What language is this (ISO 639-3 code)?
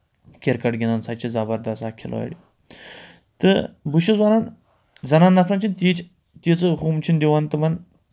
kas